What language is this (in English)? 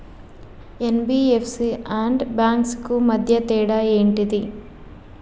Telugu